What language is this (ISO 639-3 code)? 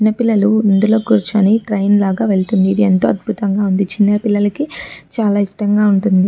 tel